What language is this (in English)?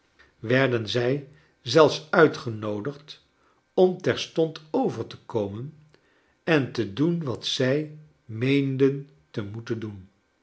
Dutch